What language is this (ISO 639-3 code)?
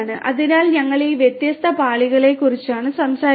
mal